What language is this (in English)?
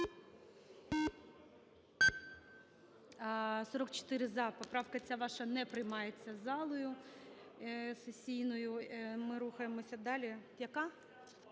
Ukrainian